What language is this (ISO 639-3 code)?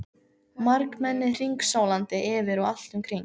isl